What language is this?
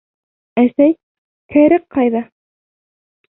Bashkir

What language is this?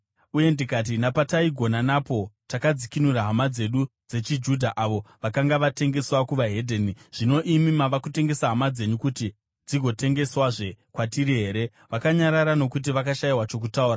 Shona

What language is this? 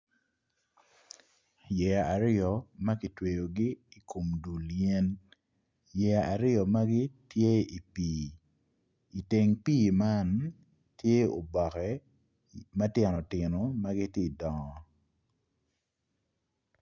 Acoli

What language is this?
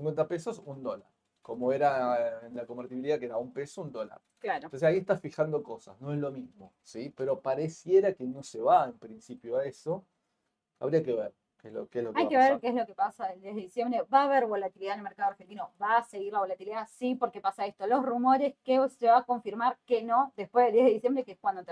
Spanish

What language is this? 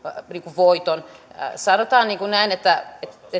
Finnish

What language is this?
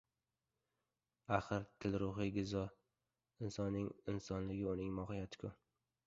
Uzbek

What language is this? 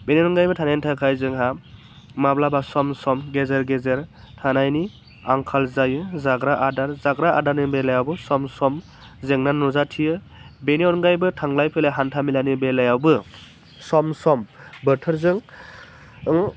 Bodo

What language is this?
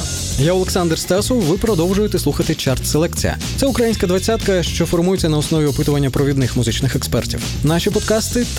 Ukrainian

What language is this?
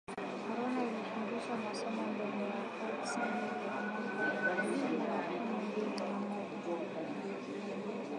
Swahili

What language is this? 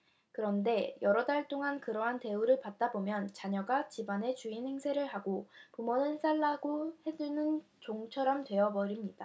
Korean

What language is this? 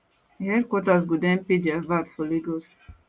Nigerian Pidgin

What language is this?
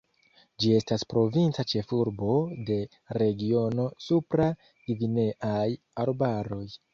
Esperanto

